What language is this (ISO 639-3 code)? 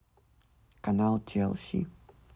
rus